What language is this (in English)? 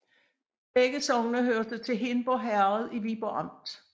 Danish